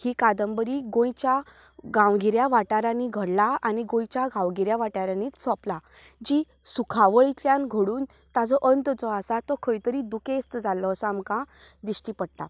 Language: Konkani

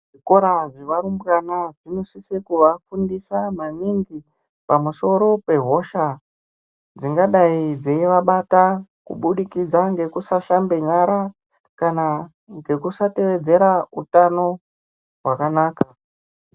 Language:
Ndau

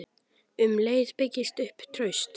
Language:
Icelandic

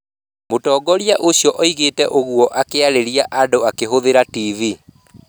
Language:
Kikuyu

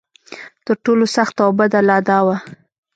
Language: Pashto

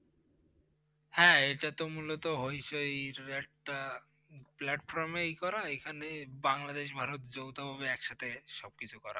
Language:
Bangla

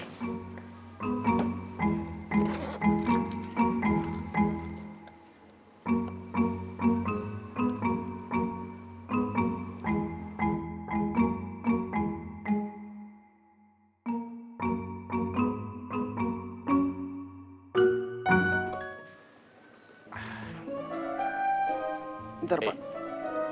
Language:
Indonesian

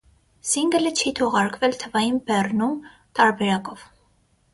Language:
Armenian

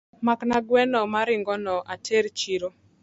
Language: Luo (Kenya and Tanzania)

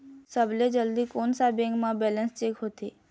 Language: Chhattisgarhi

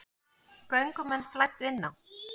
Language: Icelandic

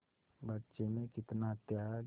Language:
Hindi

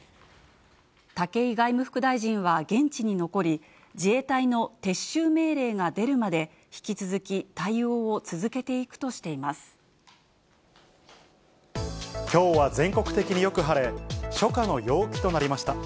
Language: Japanese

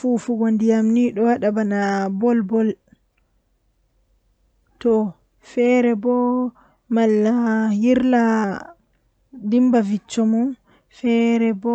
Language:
Western Niger Fulfulde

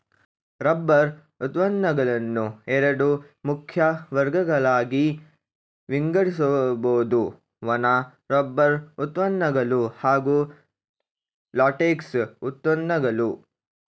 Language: Kannada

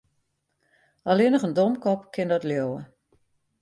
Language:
Western Frisian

